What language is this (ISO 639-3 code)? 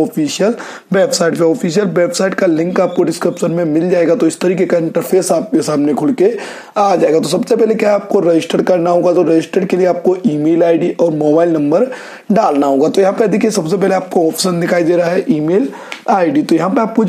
hin